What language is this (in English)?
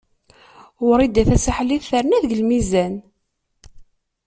Kabyle